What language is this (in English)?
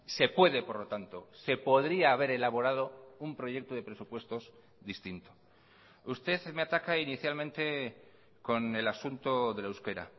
Spanish